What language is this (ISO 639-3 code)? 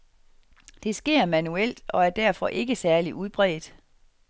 dan